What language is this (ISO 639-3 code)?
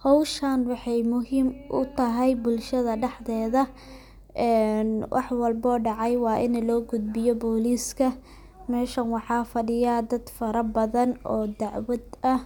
som